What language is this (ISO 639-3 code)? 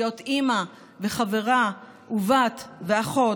heb